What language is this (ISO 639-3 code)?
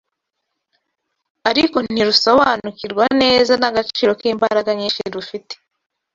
kin